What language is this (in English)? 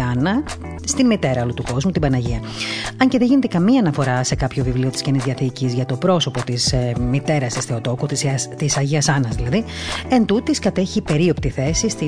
Greek